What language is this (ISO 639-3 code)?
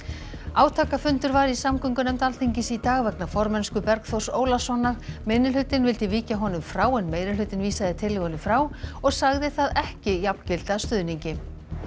isl